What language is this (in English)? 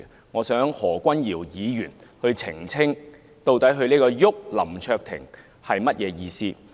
Cantonese